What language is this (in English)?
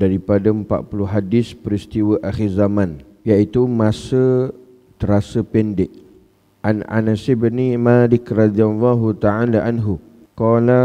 Malay